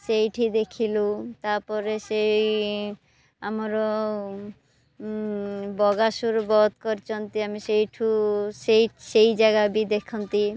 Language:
Odia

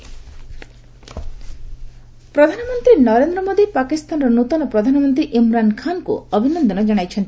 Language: Odia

